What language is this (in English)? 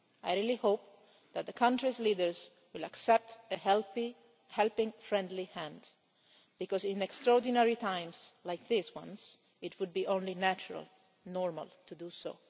English